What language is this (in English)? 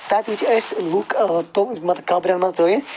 Kashmiri